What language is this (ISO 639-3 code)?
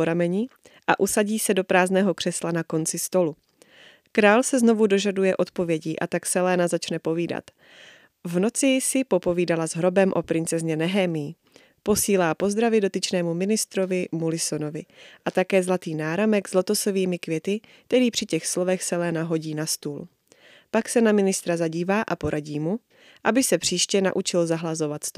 ces